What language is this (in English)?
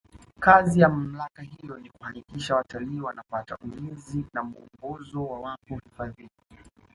Swahili